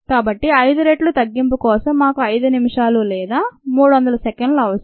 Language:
Telugu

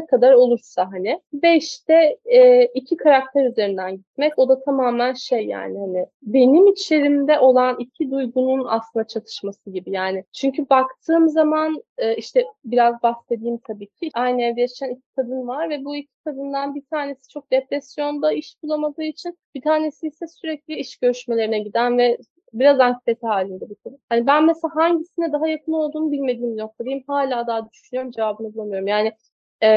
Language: Turkish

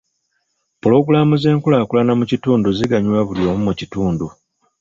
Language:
Ganda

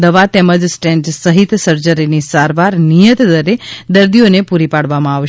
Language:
Gujarati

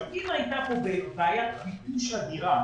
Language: Hebrew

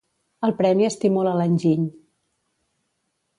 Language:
Catalan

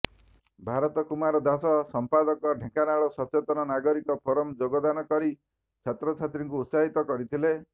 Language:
Odia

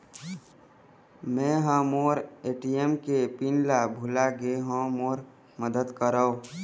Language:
Chhattisgarhi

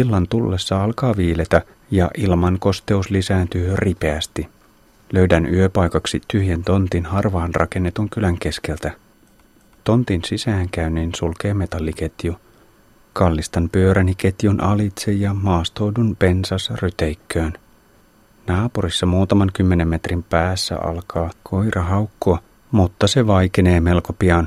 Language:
Finnish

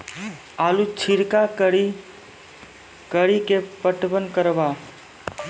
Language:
Maithili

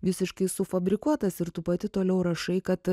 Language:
Lithuanian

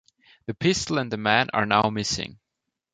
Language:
English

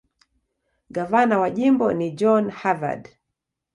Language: Swahili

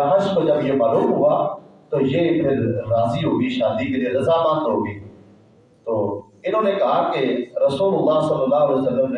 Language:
Urdu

